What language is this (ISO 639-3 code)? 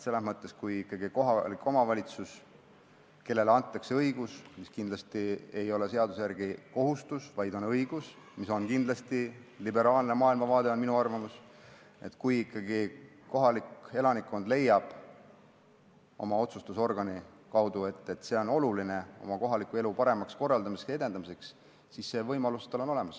est